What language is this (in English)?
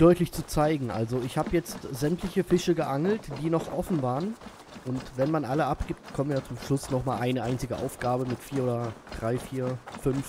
German